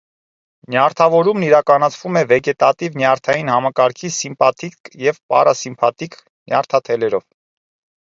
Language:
Armenian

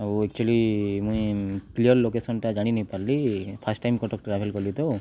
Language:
Odia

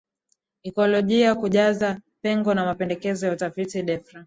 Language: Swahili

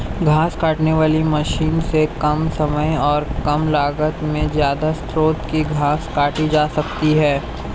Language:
Hindi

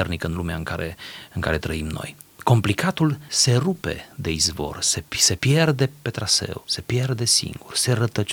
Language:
Romanian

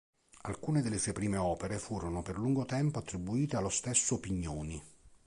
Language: Italian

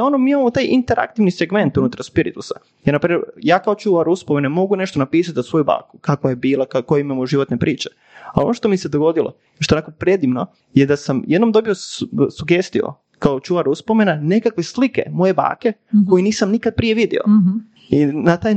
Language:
Croatian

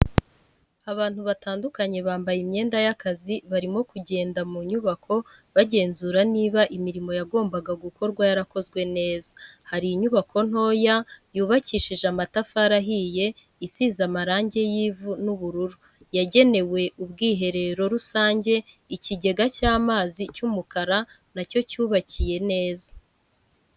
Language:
Kinyarwanda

